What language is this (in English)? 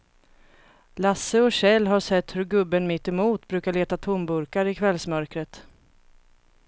Swedish